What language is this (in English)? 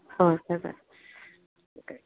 Manipuri